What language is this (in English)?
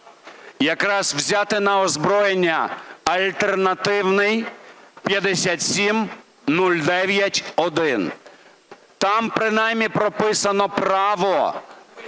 Ukrainian